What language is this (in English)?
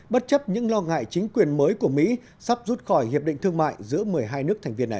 Vietnamese